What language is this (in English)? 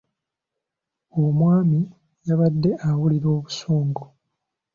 Ganda